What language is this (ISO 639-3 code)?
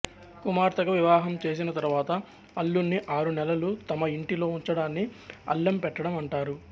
tel